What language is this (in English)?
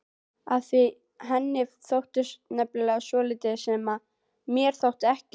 Icelandic